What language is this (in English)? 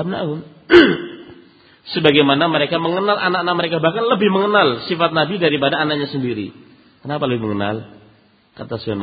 Indonesian